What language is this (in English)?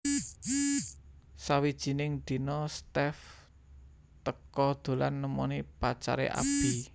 Javanese